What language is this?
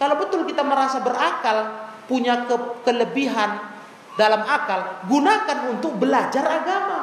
Indonesian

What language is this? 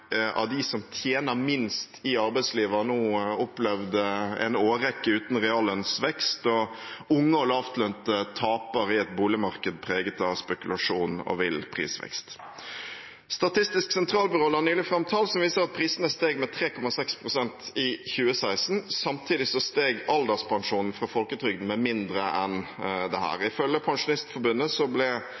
Norwegian Bokmål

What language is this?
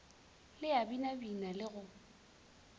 Northern Sotho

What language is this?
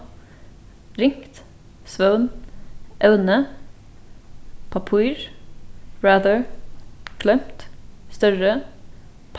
Faroese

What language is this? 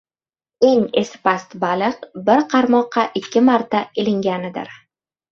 Uzbek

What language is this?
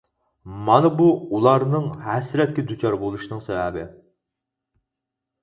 Uyghur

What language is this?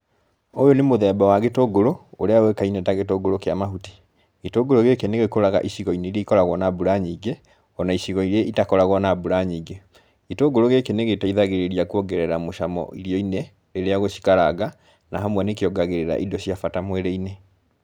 Kikuyu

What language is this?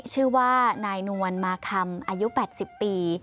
Thai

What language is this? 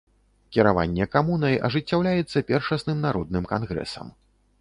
Belarusian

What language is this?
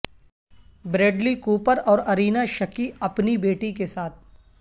Urdu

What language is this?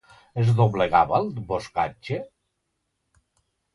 Catalan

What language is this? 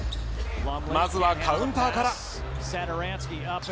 Japanese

